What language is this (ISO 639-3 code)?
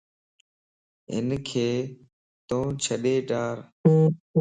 lss